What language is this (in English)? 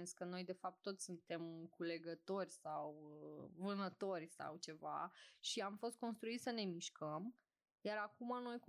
Romanian